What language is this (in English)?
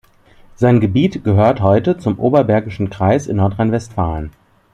German